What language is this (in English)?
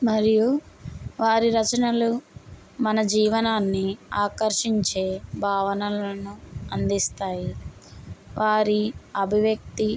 Telugu